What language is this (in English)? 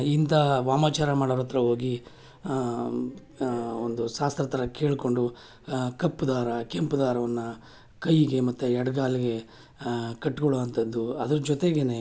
Kannada